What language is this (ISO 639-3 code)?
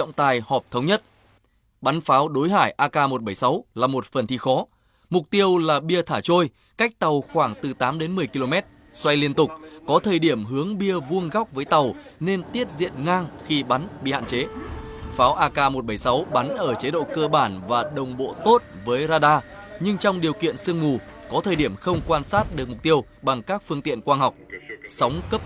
vie